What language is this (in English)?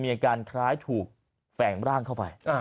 Thai